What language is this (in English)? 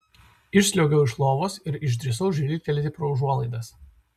Lithuanian